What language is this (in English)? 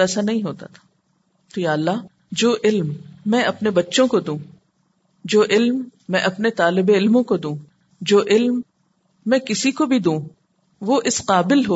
Urdu